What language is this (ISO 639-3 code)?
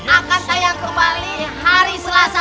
ind